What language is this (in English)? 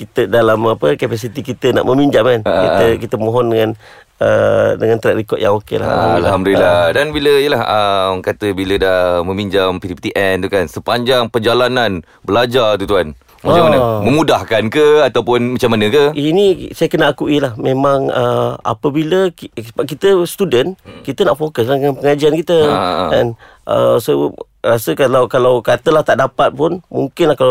Malay